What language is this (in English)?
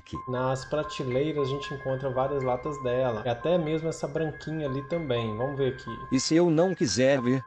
Portuguese